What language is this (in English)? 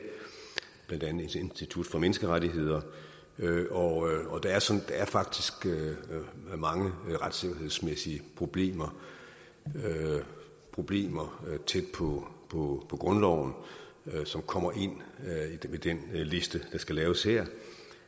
Danish